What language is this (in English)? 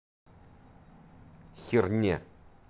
Russian